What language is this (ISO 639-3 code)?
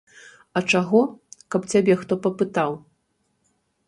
bel